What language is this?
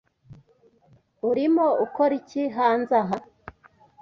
Kinyarwanda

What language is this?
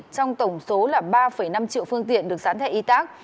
Vietnamese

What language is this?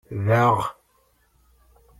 Kabyle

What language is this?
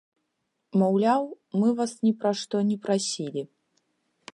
Belarusian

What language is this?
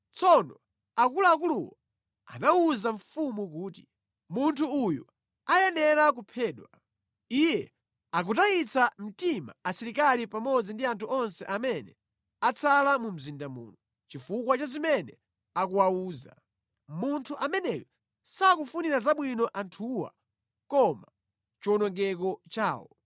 Nyanja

